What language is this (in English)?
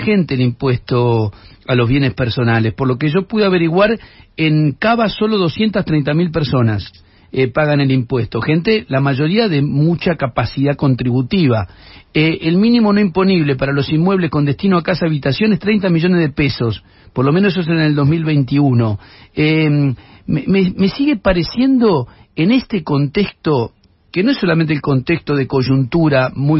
Spanish